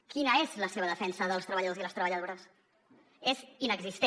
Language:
Catalan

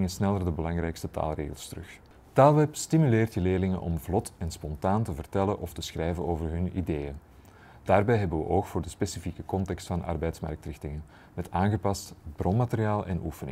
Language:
Dutch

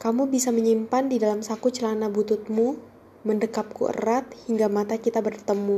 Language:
Indonesian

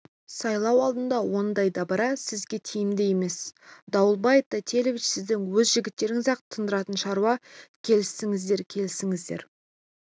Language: Kazakh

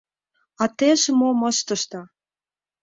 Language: Mari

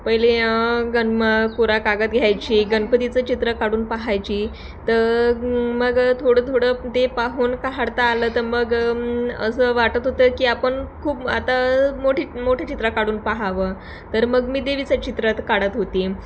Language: Marathi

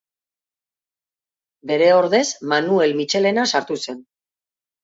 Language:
Basque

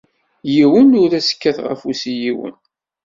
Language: Kabyle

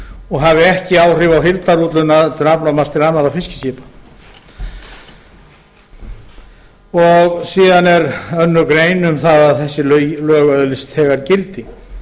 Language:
Icelandic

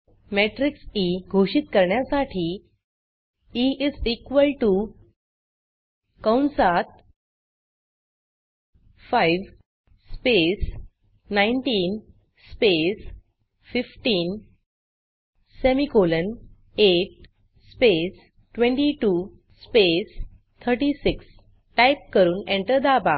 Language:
Marathi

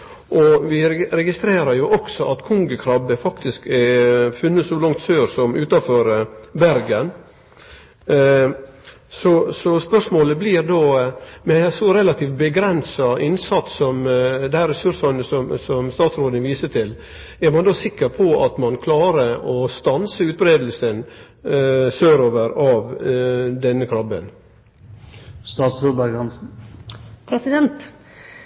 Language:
Norwegian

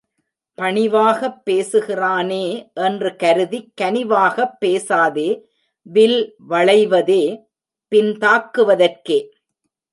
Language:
Tamil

